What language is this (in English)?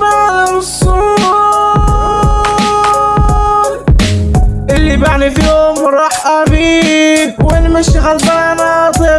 French